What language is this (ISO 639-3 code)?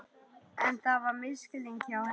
isl